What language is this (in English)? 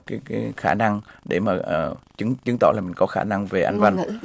Vietnamese